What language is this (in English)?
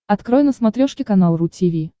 Russian